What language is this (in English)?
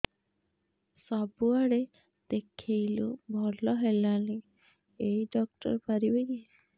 Odia